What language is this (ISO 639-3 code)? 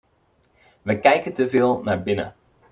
nld